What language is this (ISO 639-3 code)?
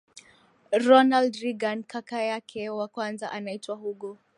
swa